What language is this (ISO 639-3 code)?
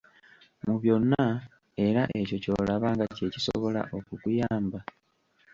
lug